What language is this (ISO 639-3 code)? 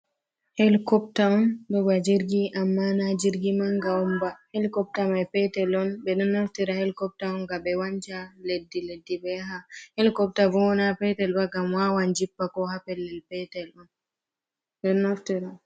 ful